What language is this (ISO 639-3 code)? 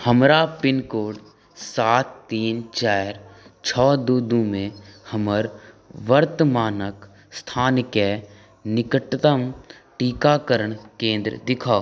mai